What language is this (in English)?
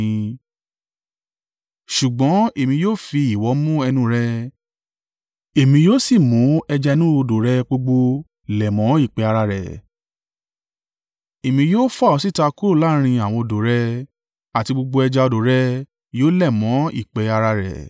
Yoruba